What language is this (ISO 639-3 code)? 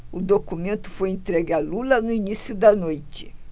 por